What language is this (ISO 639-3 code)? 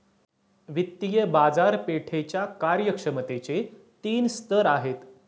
mar